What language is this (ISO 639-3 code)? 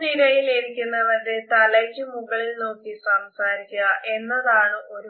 mal